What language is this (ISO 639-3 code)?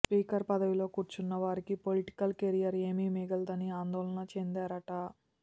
tel